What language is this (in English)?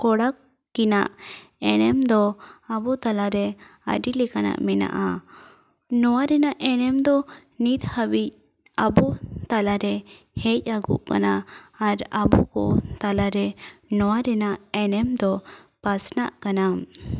Santali